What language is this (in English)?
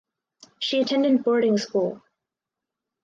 English